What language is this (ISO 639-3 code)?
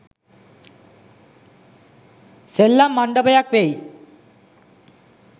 sin